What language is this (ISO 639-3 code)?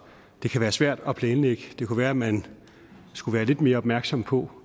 dan